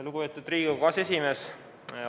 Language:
Estonian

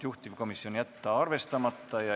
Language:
Estonian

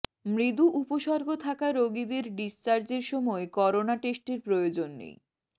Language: Bangla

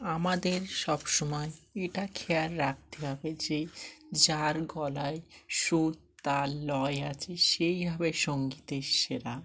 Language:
Bangla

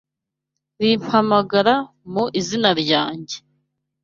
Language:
Kinyarwanda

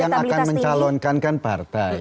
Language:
Indonesian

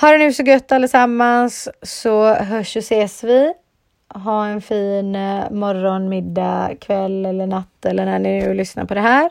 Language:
Swedish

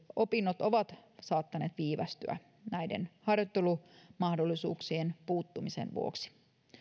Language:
Finnish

